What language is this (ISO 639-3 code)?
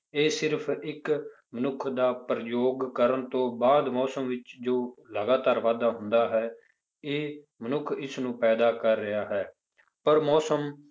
pan